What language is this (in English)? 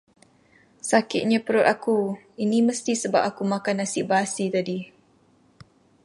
Malay